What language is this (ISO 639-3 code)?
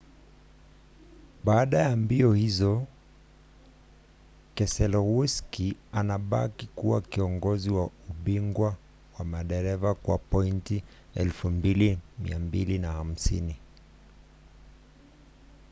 swa